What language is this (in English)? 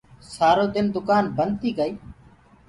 Gurgula